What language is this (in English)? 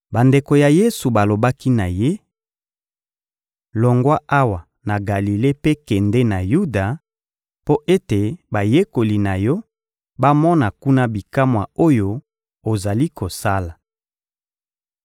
Lingala